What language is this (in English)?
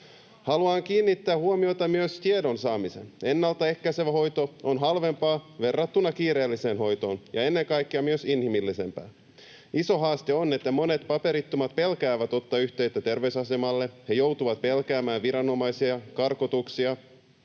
Finnish